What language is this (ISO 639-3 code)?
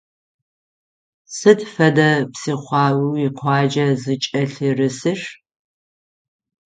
ady